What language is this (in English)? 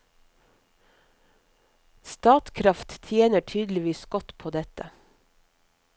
Norwegian